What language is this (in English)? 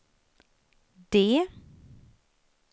Swedish